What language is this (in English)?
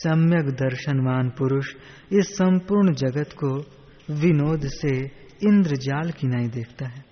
Hindi